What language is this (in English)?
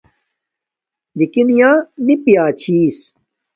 Domaaki